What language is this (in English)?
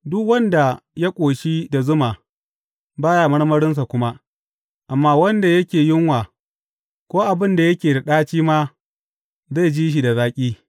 Hausa